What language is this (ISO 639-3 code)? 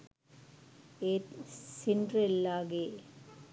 sin